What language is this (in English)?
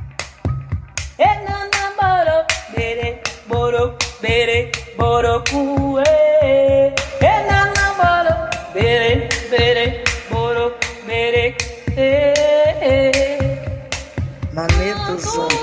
Portuguese